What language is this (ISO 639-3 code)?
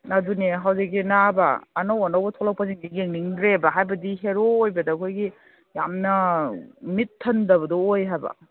mni